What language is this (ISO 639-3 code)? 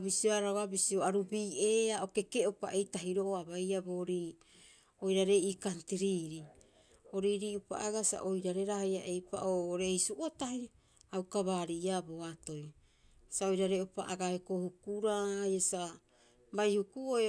kyx